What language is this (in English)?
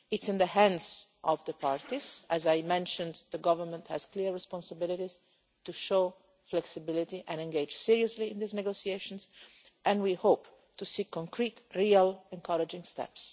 English